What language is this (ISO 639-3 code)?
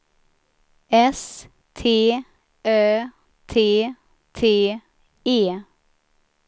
swe